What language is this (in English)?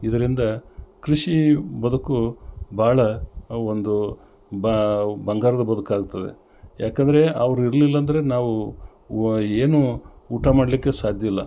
Kannada